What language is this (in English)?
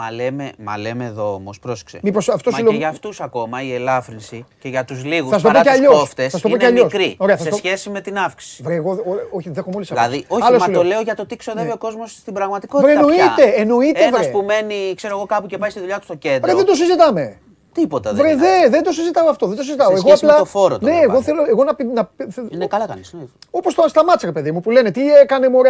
Greek